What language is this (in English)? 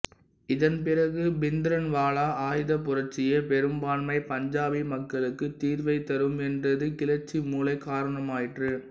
Tamil